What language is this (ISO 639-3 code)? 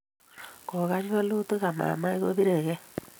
kln